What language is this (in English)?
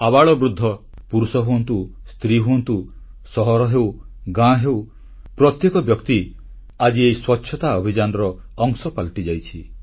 Odia